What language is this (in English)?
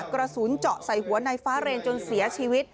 Thai